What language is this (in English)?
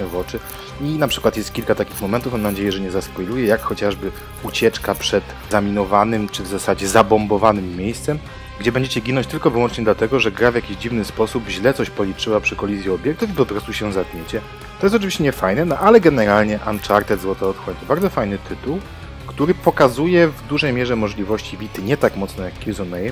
Polish